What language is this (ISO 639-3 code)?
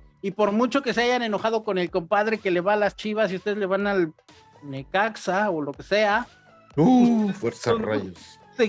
spa